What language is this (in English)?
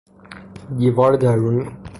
Persian